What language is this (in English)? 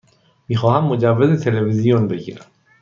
Persian